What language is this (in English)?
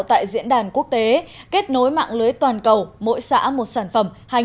Vietnamese